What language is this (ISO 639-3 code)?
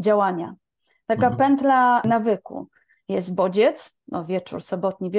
pol